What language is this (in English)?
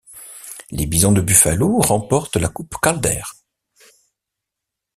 French